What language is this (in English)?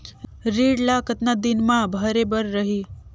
Chhattisgarhi